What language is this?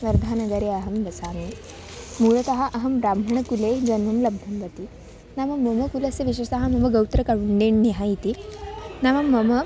Sanskrit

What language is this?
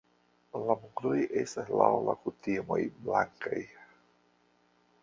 Esperanto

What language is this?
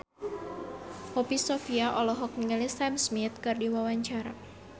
Sundanese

